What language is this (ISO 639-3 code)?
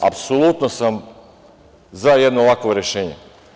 srp